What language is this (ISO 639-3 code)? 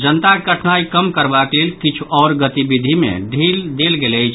mai